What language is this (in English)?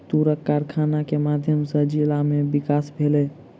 Maithili